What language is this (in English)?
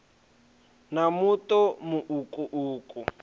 Venda